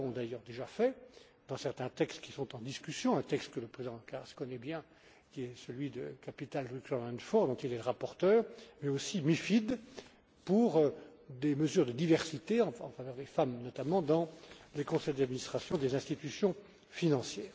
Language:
French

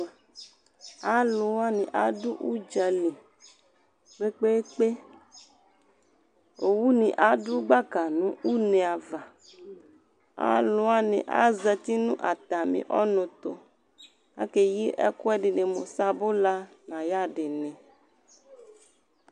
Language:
Ikposo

